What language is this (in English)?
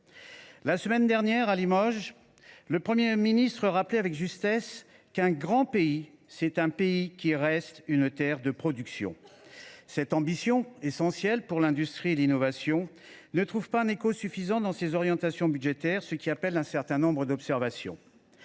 French